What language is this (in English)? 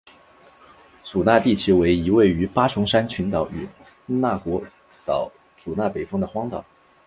Chinese